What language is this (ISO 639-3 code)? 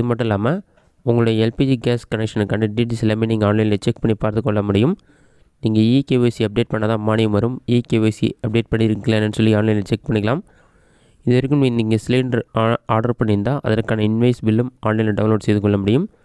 tam